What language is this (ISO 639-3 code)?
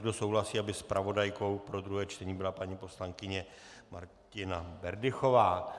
ces